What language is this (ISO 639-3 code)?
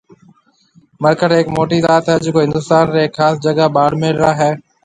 mve